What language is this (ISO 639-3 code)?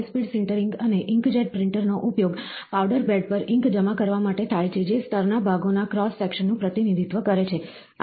guj